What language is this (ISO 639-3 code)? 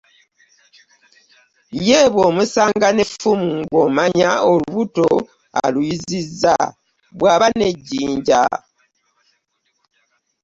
lug